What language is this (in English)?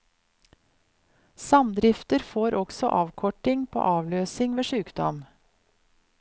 Norwegian